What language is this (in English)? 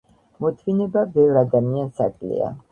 Georgian